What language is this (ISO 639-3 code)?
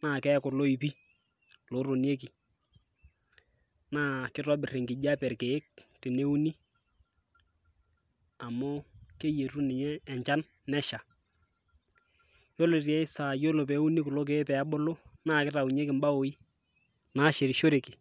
mas